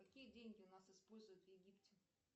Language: Russian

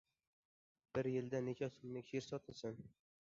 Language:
Uzbek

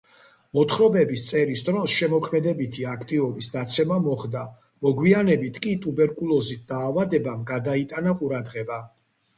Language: Georgian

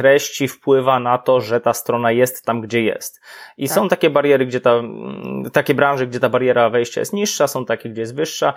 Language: Polish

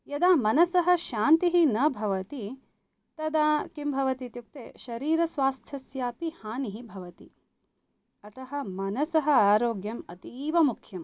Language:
Sanskrit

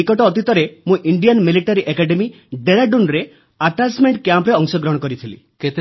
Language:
Odia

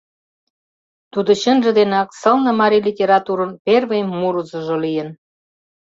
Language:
Mari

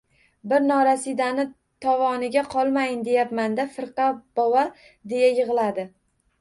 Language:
Uzbek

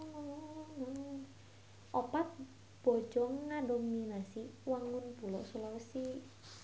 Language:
Sundanese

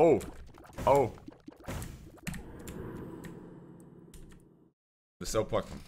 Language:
Bulgarian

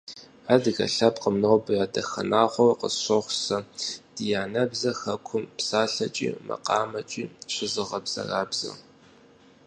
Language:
Kabardian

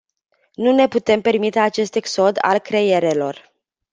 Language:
Romanian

